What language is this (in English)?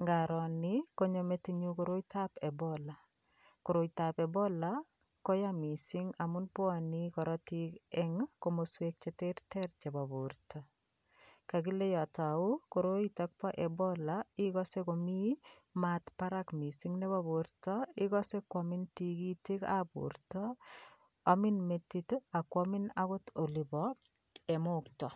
Kalenjin